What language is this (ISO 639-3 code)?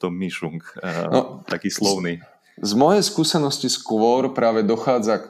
slk